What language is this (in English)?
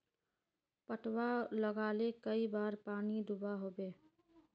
Magahi